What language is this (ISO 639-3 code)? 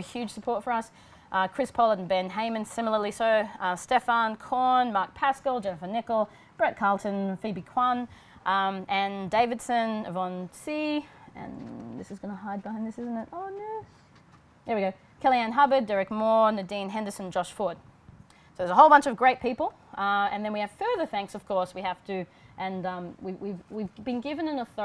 eng